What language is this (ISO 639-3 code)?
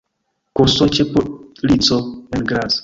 epo